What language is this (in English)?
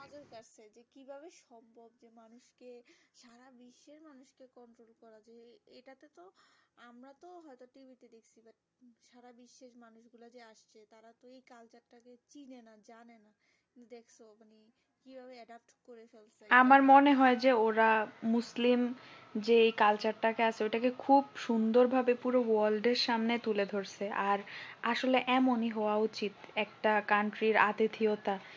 Bangla